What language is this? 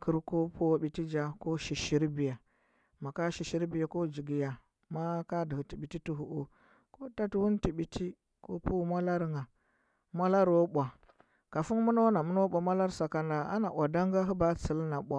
Huba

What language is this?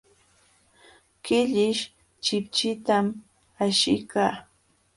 Jauja Wanca Quechua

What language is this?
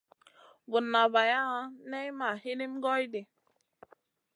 Masana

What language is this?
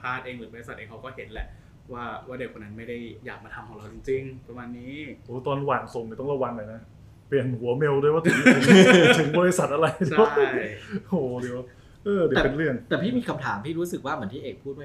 Thai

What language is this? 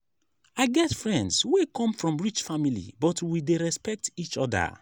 Nigerian Pidgin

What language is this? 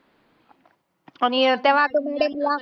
Marathi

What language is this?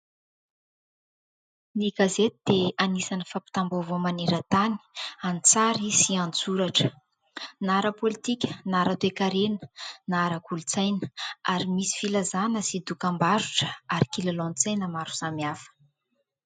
Malagasy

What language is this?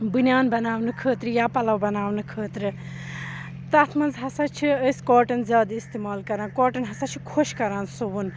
Kashmiri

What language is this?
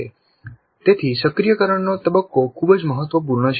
Gujarati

